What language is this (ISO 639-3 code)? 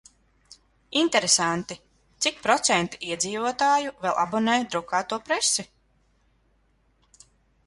lav